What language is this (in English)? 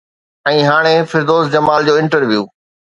Sindhi